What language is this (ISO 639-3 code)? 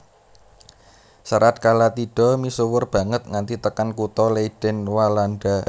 jav